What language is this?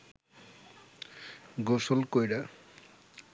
Bangla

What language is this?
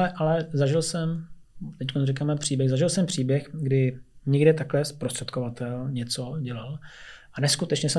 Czech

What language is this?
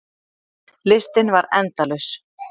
Icelandic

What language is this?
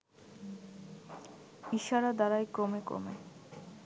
Bangla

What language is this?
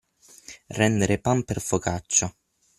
Italian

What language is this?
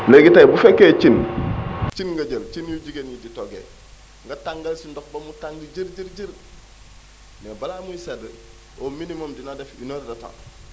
Wolof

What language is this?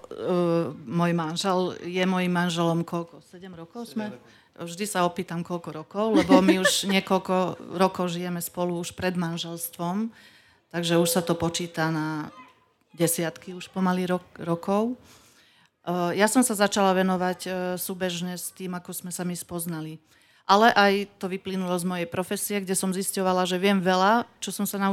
Slovak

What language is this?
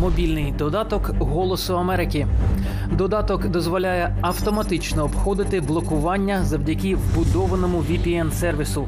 Ukrainian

